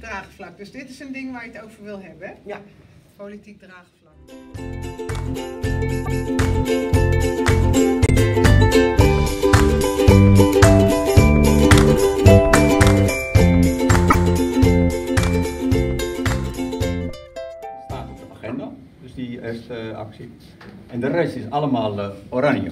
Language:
Dutch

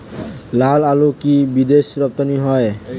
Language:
Bangla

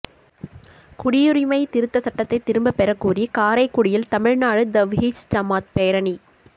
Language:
Tamil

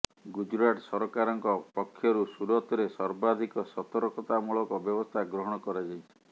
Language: Odia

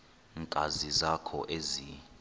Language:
Xhosa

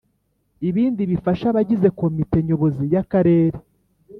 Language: Kinyarwanda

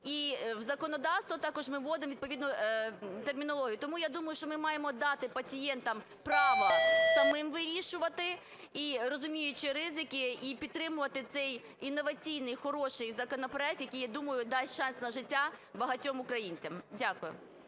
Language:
Ukrainian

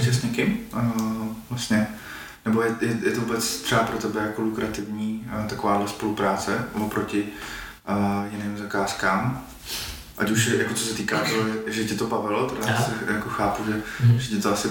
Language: Czech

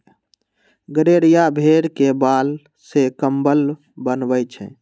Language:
Magahi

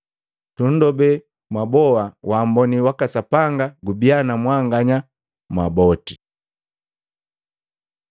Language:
Matengo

